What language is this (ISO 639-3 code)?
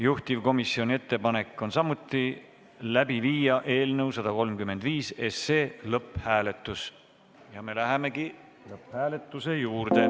est